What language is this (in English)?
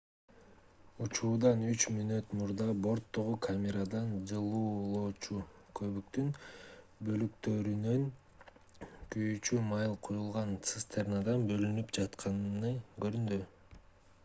Kyrgyz